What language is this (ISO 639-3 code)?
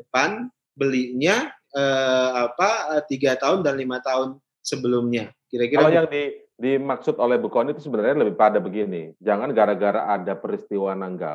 ind